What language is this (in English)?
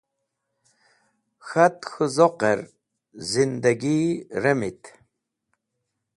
Wakhi